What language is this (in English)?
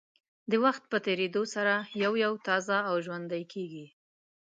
Pashto